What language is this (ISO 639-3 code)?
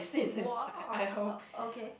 eng